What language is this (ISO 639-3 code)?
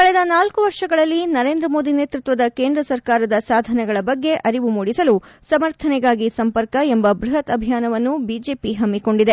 kan